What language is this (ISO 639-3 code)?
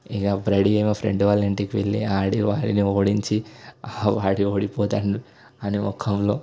tel